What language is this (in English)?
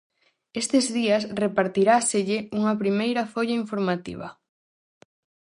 Galician